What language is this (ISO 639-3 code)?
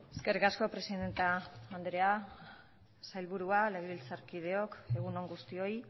eus